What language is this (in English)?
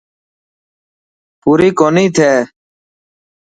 Dhatki